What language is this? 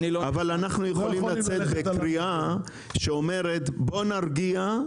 Hebrew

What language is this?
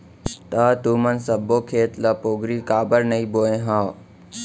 Chhattisgarhi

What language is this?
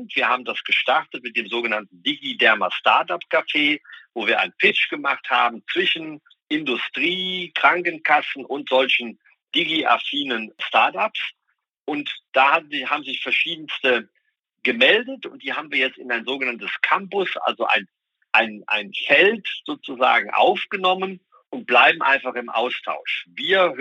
German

